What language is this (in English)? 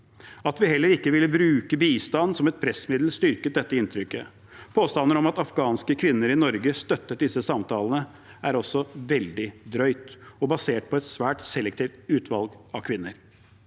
Norwegian